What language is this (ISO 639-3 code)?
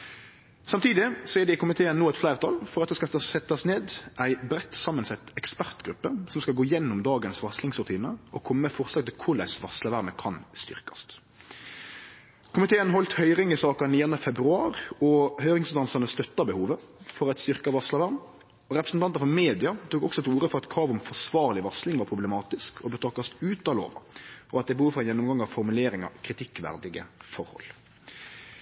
nno